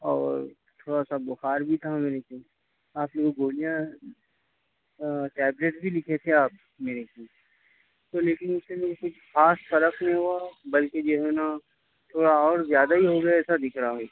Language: Urdu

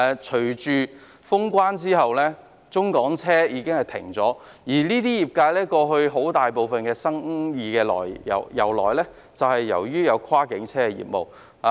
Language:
Cantonese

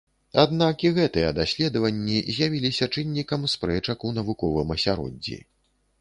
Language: Belarusian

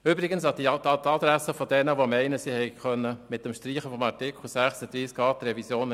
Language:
Swiss German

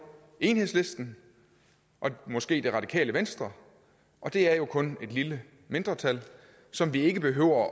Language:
Danish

